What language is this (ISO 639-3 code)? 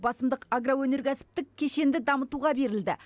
kaz